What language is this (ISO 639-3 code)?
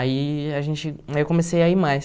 por